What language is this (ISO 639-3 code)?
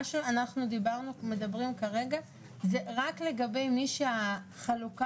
heb